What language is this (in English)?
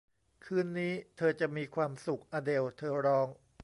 Thai